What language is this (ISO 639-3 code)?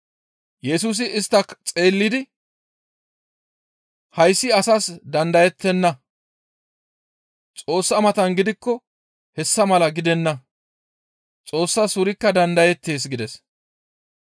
gmv